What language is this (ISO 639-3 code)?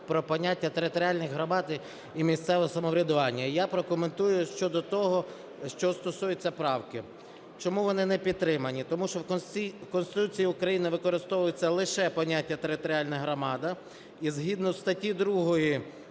ukr